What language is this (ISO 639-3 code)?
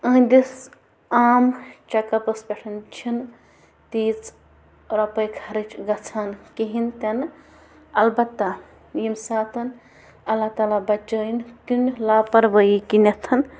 kas